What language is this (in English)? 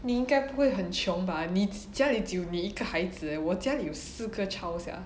English